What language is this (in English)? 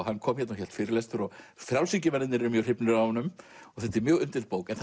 Icelandic